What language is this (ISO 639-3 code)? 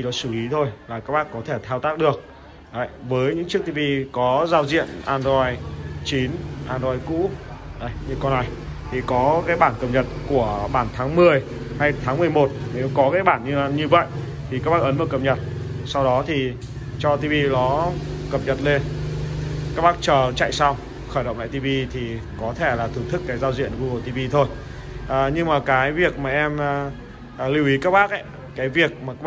vie